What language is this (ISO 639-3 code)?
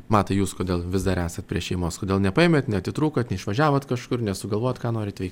lit